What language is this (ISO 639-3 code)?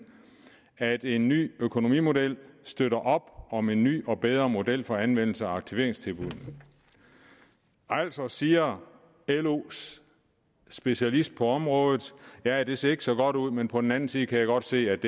dan